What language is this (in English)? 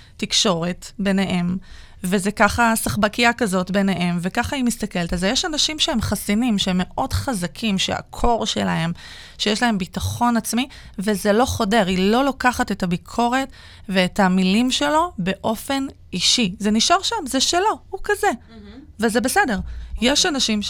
Hebrew